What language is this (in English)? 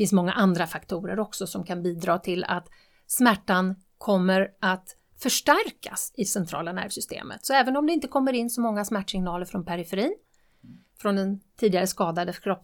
Swedish